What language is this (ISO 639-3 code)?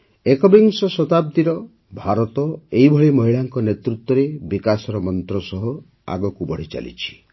ori